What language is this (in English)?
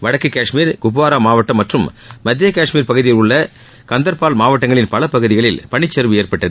Tamil